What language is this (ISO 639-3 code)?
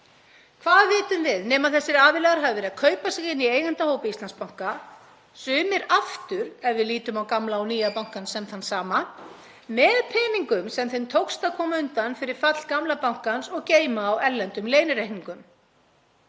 isl